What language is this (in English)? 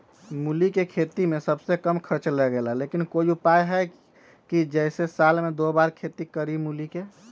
Magahi